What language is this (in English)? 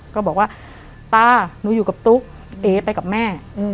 Thai